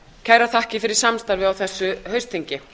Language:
Icelandic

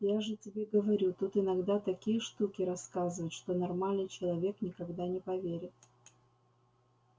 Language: Russian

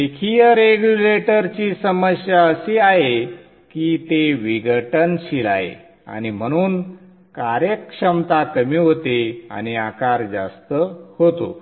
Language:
Marathi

